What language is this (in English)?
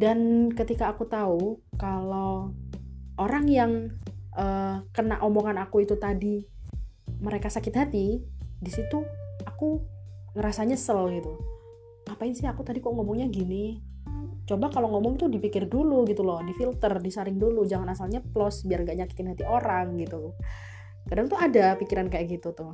Indonesian